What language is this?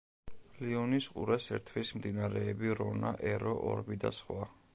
Georgian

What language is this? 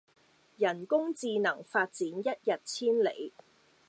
Cantonese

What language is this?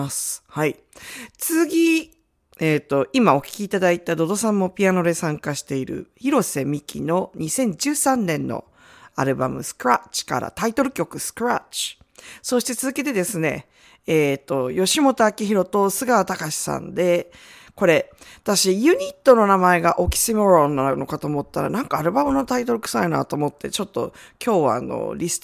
Japanese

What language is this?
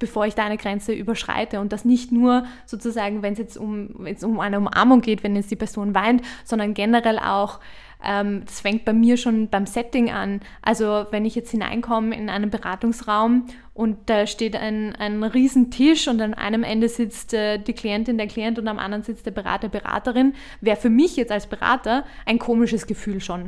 German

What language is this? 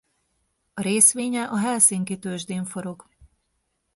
Hungarian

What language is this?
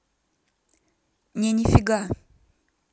Russian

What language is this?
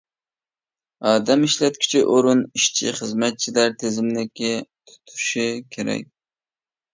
Uyghur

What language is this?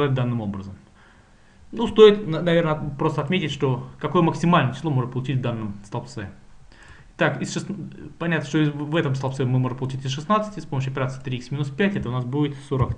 Russian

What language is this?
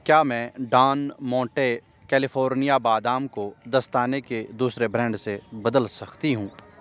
Urdu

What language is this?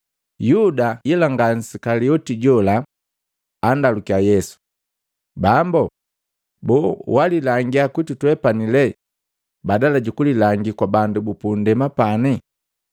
Matengo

